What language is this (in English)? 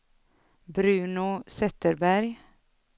Swedish